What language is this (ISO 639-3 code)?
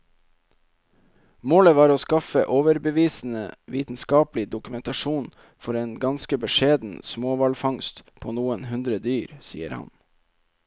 nor